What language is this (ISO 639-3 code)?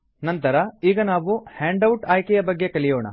kan